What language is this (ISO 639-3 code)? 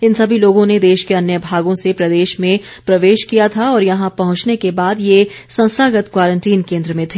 hin